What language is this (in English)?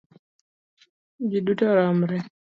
Luo (Kenya and Tanzania)